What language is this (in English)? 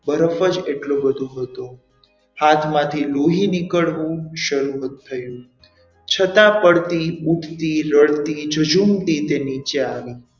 Gujarati